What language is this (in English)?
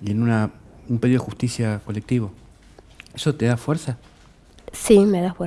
Spanish